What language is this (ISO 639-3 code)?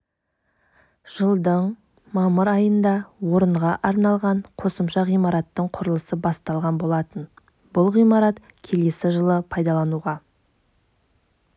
kaz